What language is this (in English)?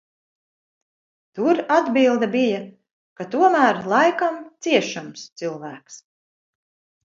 Latvian